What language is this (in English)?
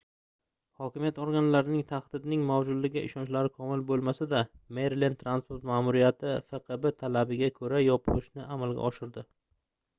Uzbek